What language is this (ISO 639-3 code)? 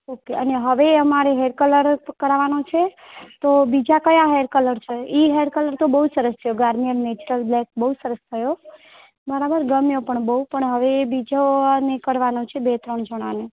guj